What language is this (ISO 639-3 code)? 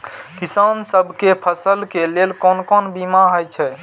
mai